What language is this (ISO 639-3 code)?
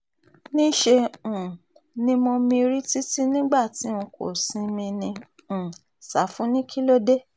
yor